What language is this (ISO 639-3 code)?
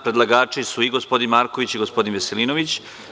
srp